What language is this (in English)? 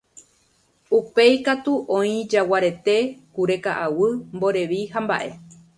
Guarani